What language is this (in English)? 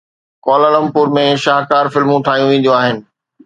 Sindhi